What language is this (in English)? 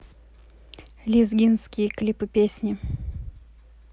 Russian